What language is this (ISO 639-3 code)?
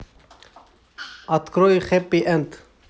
rus